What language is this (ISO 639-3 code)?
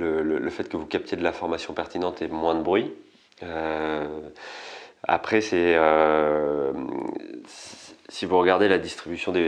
fra